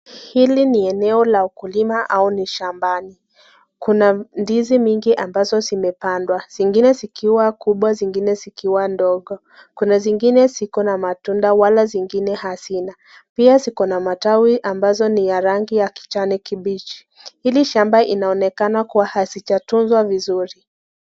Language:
Swahili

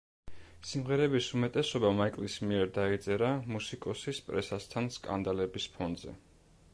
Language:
Georgian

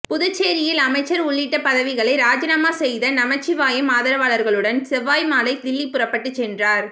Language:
Tamil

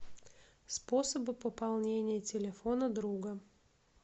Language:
Russian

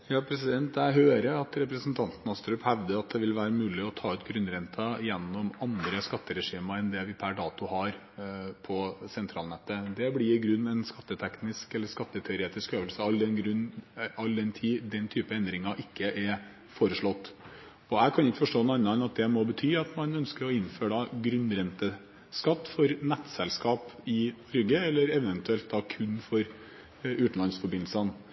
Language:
Norwegian Bokmål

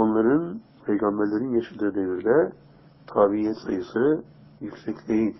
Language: Turkish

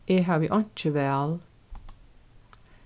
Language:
Faroese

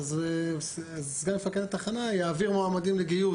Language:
Hebrew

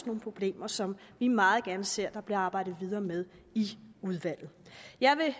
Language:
Danish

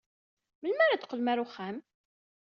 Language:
Kabyle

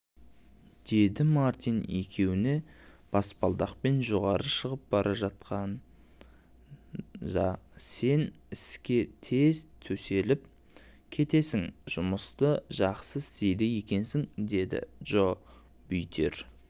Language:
Kazakh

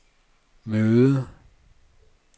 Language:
Danish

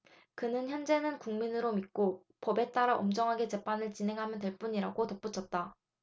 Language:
Korean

